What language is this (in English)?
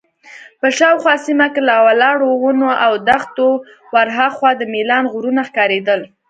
Pashto